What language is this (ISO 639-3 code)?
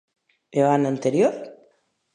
glg